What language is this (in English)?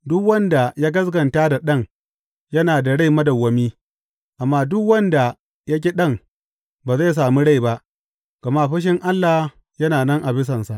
Hausa